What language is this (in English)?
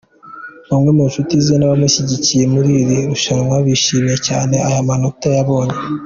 Kinyarwanda